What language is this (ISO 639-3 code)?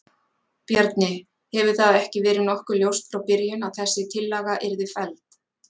isl